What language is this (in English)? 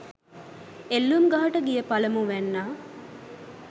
Sinhala